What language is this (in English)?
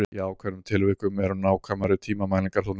Icelandic